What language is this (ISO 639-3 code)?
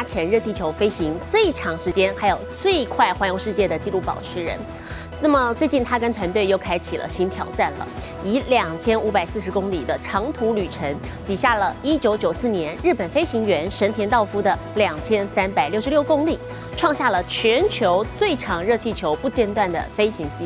zho